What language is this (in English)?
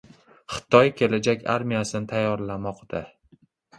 Uzbek